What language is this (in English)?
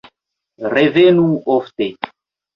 Esperanto